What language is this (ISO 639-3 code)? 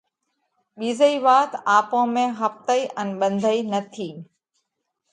kvx